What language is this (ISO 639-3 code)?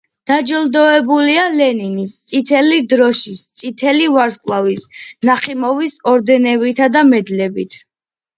kat